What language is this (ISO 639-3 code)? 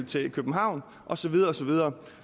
dan